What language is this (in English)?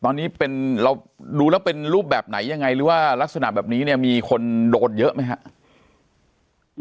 Thai